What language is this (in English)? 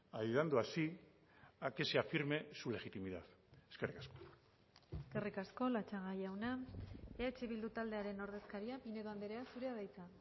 Basque